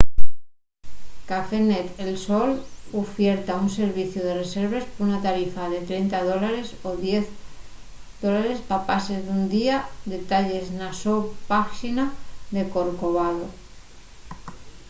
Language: Asturian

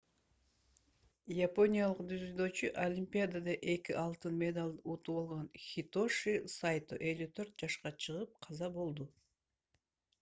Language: Kyrgyz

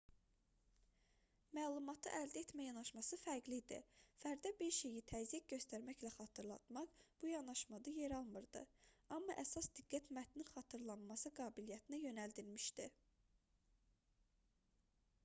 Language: Azerbaijani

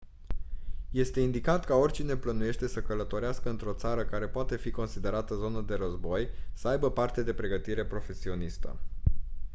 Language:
Romanian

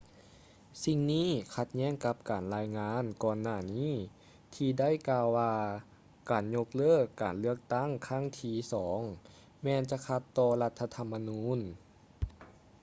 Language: Lao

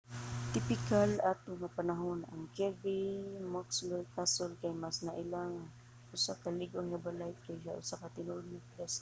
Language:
Cebuano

